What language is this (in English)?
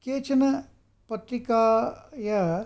Sanskrit